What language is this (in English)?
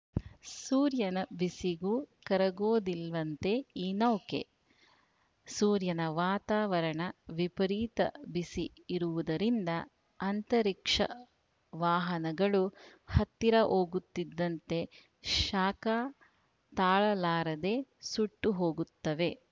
Kannada